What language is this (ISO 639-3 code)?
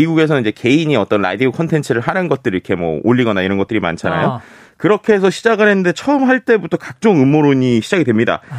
kor